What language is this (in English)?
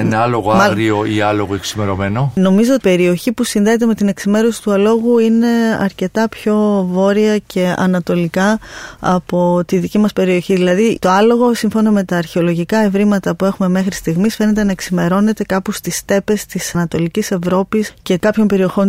Greek